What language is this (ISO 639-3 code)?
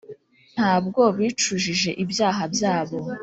kin